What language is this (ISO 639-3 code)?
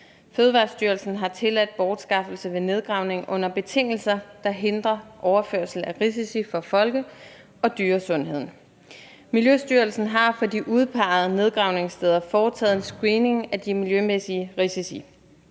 dan